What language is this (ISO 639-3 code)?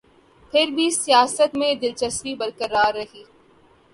urd